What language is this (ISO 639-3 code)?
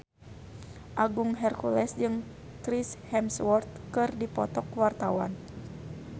sun